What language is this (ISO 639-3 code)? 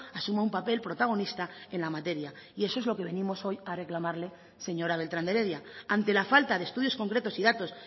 spa